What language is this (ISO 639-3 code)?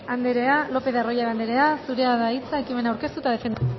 eus